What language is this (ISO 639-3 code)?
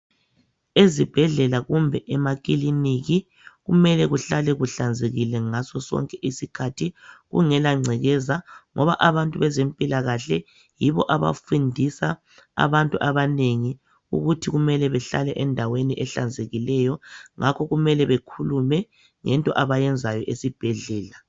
nde